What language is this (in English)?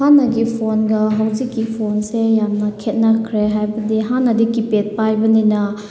Manipuri